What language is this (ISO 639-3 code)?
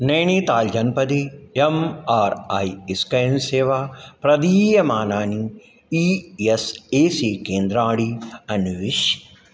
san